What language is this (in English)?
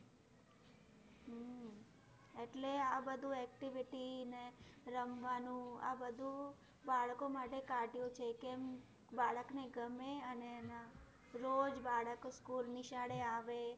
Gujarati